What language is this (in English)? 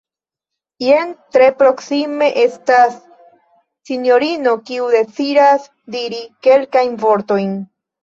Esperanto